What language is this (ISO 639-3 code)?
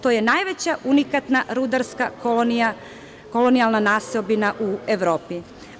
srp